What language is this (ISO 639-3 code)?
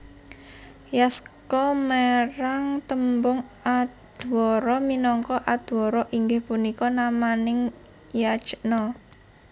jav